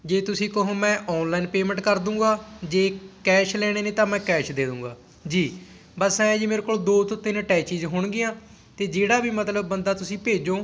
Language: Punjabi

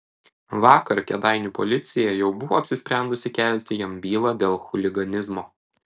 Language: Lithuanian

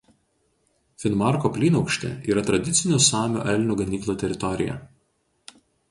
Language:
Lithuanian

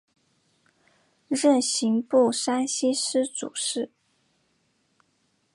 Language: Chinese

